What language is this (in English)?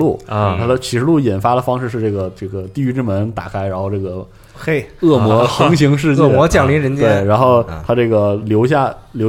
Chinese